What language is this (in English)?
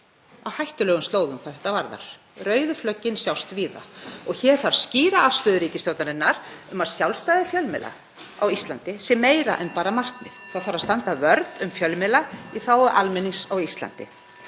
Icelandic